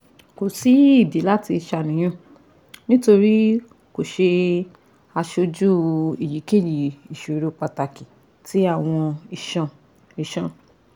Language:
Yoruba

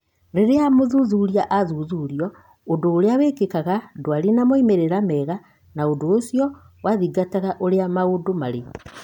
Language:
Kikuyu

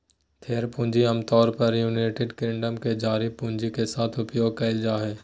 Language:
Magahi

